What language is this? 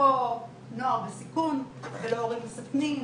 Hebrew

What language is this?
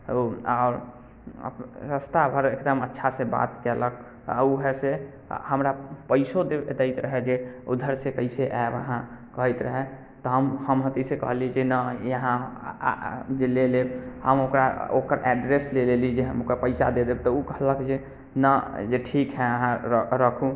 Maithili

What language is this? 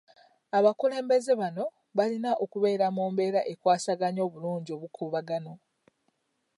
Ganda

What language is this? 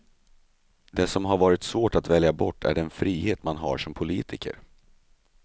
Swedish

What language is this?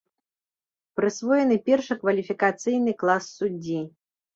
Belarusian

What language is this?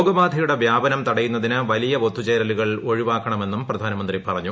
Malayalam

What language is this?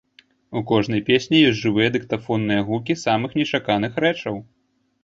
Belarusian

